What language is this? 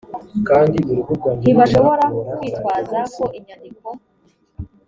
Kinyarwanda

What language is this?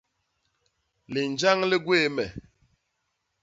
Basaa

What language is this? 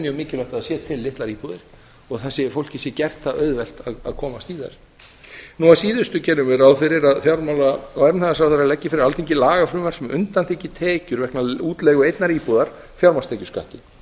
Icelandic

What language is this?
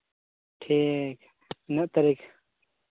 Santali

